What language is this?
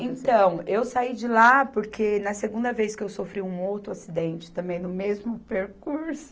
Portuguese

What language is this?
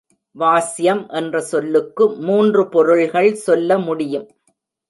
Tamil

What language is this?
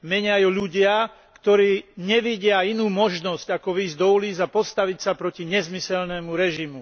Slovak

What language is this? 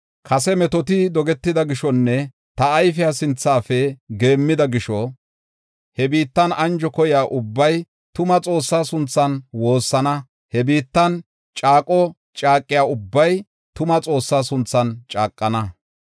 Gofa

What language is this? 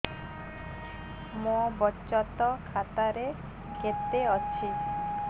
Odia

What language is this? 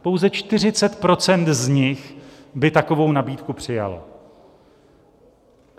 Czech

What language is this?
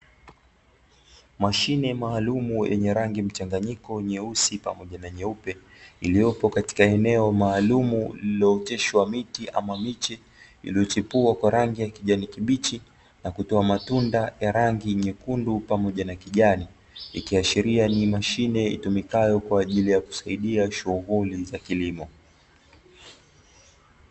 Swahili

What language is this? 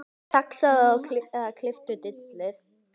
Icelandic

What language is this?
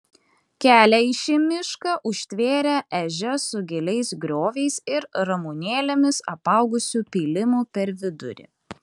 Lithuanian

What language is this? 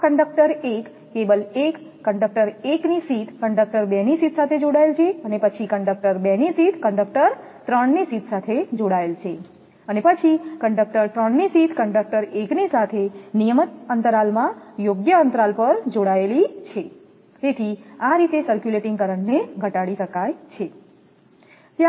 Gujarati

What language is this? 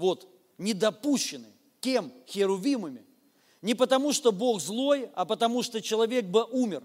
Russian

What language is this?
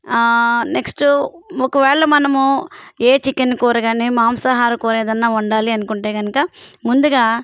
Telugu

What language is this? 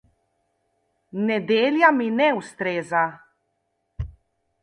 Slovenian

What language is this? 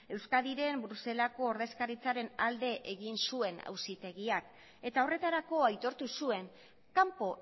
Basque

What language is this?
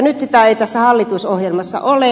Finnish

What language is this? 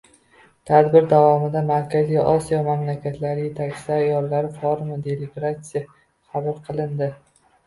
Uzbek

